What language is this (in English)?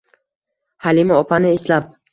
Uzbek